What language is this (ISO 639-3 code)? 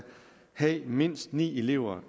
dan